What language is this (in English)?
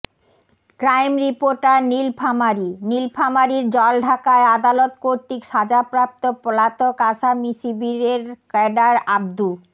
Bangla